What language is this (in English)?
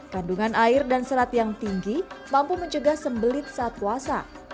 Indonesian